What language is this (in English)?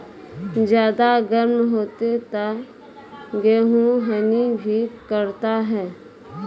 Maithili